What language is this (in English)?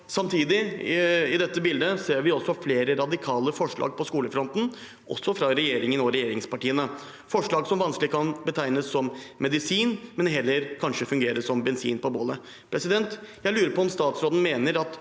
Norwegian